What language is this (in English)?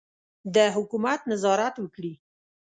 Pashto